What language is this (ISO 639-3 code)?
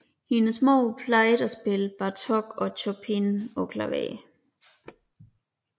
dan